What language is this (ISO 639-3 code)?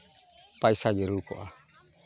sat